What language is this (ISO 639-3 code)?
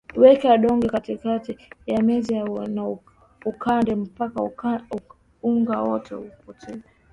swa